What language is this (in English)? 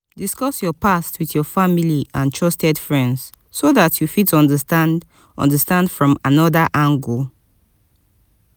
Nigerian Pidgin